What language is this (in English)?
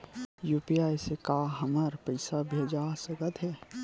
Chhattisgarhi